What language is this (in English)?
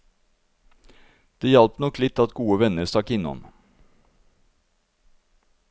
Norwegian